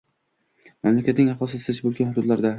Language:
Uzbek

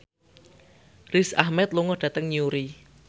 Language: Javanese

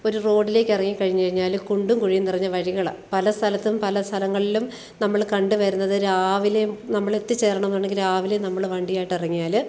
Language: Malayalam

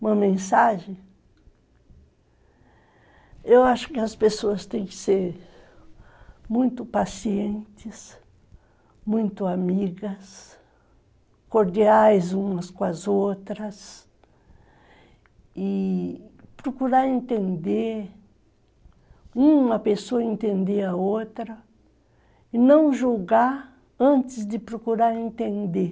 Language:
Portuguese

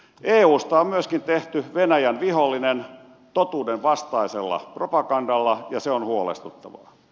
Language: Finnish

